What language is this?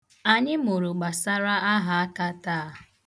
Igbo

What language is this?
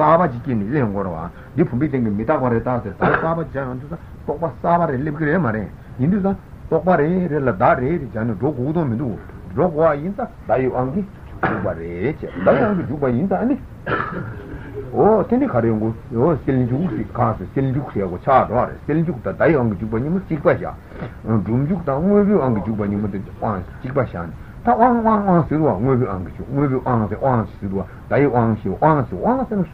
Italian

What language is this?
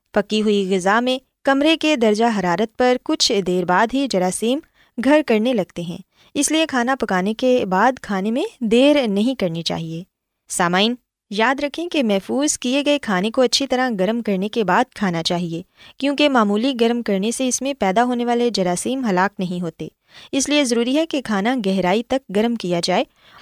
Urdu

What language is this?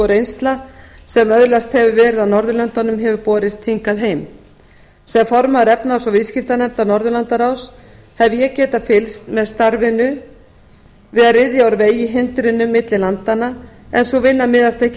Icelandic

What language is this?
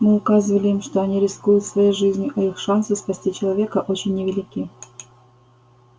Russian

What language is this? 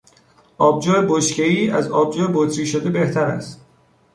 Persian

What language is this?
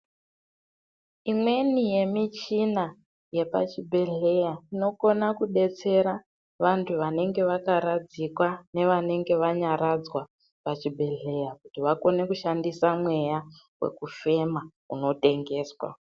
Ndau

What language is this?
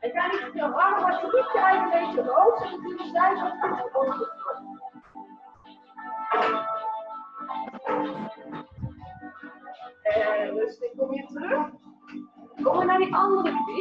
Dutch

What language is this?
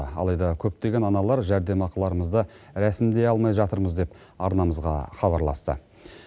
Kazakh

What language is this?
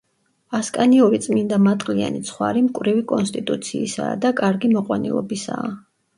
Georgian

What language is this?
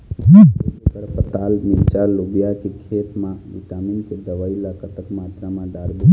Chhattisgarhi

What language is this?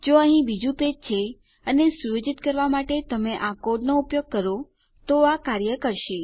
Gujarati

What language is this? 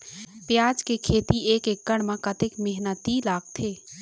Chhattisgarhi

